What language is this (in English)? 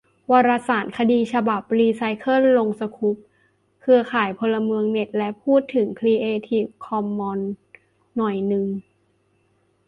Thai